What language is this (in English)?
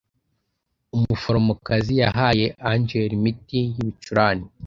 Kinyarwanda